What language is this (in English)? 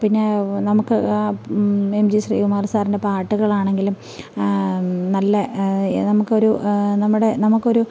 Malayalam